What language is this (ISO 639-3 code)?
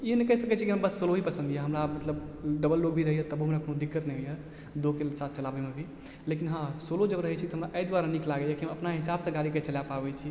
mai